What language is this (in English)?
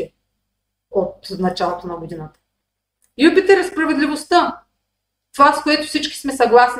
Bulgarian